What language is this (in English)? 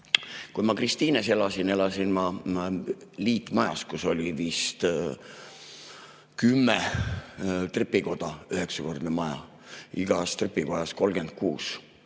Estonian